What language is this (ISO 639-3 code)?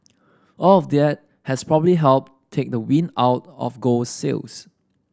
eng